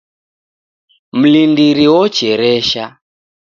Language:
Taita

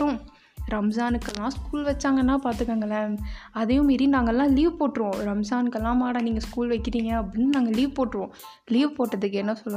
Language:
Tamil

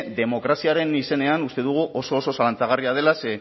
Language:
Basque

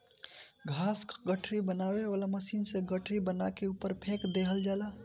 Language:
Bhojpuri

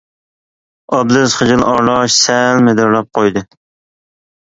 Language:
Uyghur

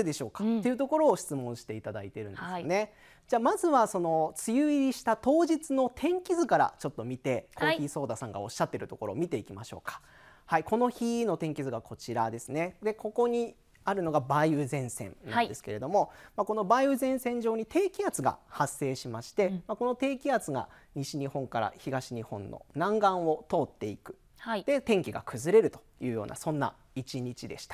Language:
Japanese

